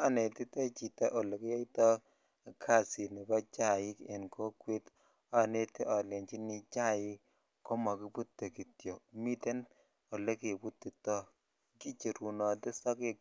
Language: Kalenjin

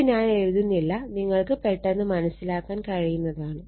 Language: Malayalam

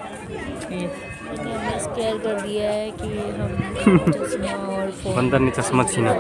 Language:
Hindi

